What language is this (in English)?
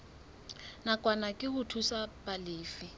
Southern Sotho